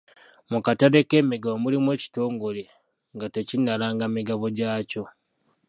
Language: Ganda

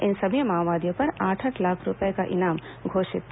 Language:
Hindi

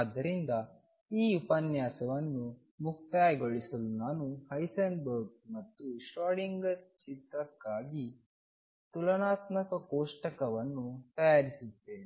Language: Kannada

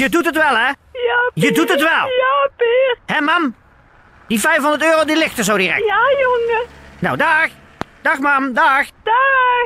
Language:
Dutch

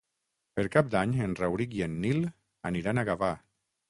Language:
Catalan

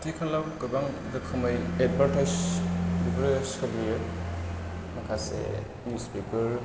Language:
Bodo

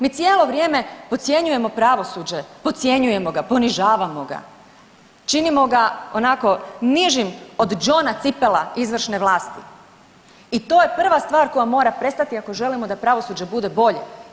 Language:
Croatian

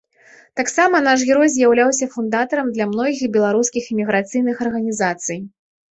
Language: Belarusian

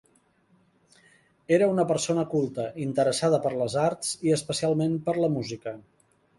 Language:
Catalan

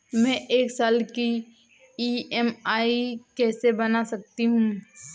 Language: Hindi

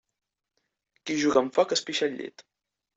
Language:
Catalan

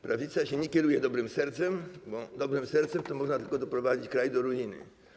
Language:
Polish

